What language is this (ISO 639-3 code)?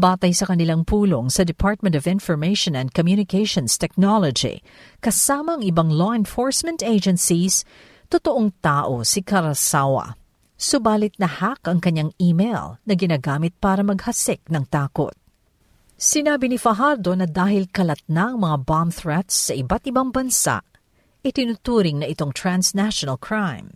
fil